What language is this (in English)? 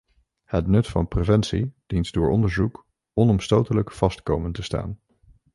Dutch